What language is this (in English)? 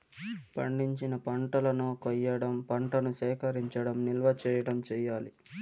Telugu